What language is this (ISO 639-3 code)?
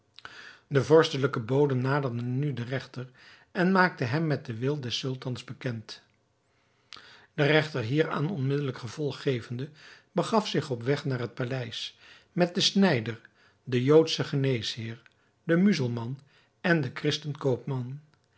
nld